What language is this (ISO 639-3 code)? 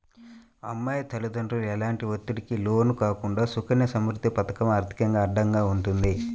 tel